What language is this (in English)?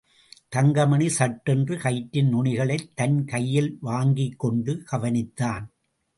Tamil